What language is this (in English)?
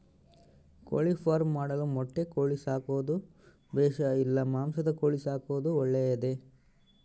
Kannada